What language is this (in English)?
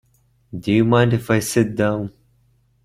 English